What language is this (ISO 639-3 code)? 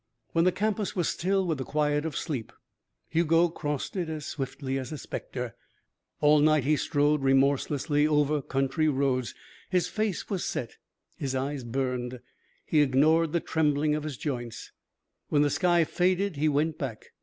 eng